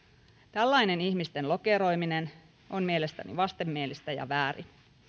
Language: Finnish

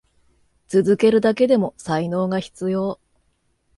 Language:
Japanese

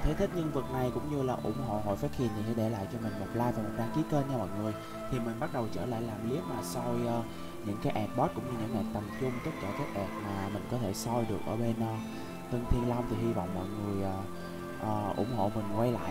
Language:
Vietnamese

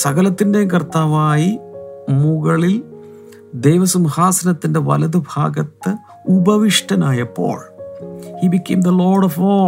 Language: Malayalam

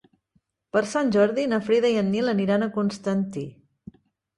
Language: Catalan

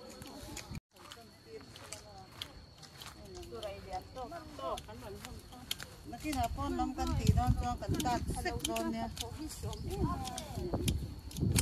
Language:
Thai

